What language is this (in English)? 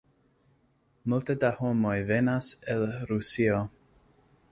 Esperanto